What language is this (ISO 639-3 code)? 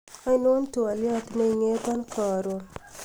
kln